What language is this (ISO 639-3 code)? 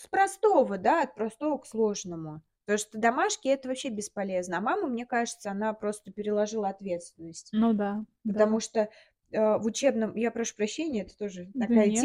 rus